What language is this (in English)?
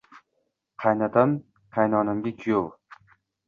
Uzbek